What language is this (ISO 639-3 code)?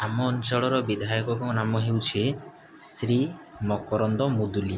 ori